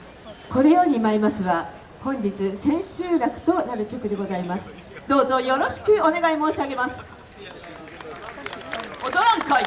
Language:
Japanese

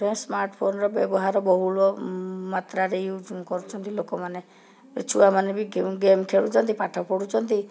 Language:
Odia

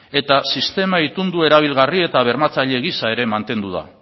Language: Basque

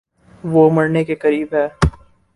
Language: Urdu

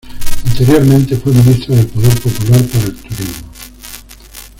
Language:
Spanish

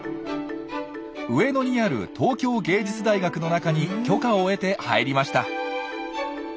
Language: Japanese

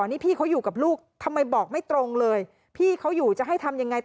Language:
Thai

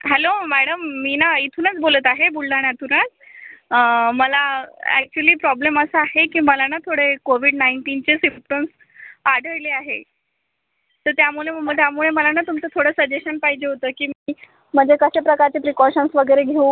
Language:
Marathi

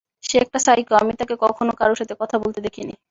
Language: Bangla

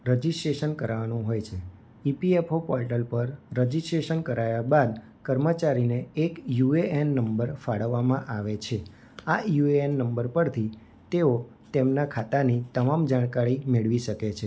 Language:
Gujarati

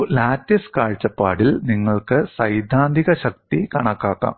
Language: Malayalam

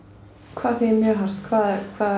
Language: Icelandic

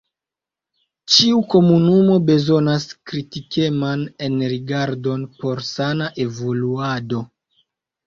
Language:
Esperanto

